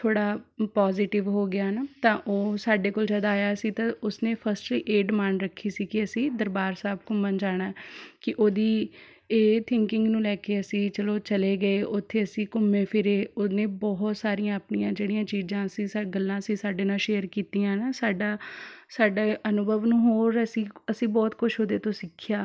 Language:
Punjabi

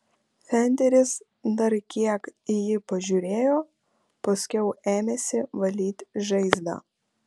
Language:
Lithuanian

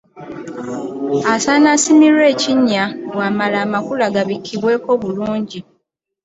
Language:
Ganda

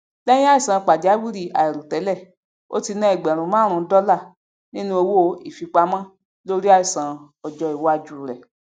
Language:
Yoruba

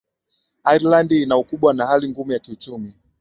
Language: Swahili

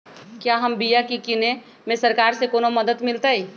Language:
Magahi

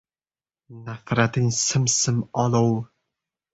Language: Uzbek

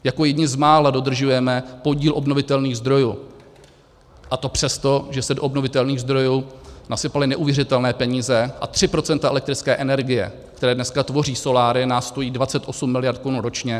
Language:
Czech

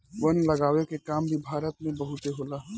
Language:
Bhojpuri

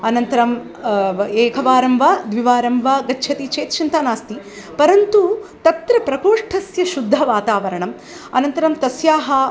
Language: Sanskrit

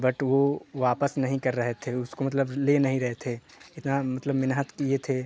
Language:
Hindi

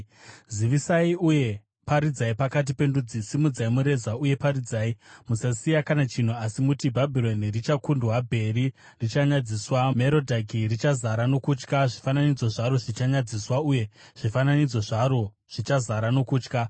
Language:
Shona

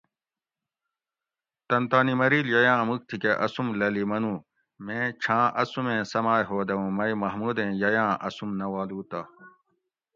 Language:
Gawri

